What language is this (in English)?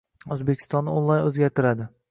Uzbek